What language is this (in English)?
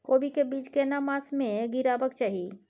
Maithili